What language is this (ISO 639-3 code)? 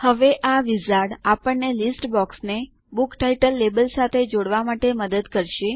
guj